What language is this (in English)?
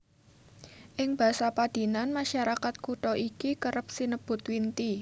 Javanese